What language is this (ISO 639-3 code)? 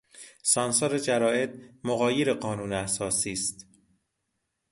fas